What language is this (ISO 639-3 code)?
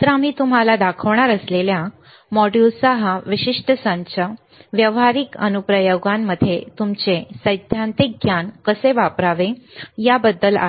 mar